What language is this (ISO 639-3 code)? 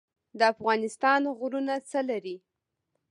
pus